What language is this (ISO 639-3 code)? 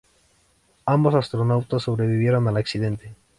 spa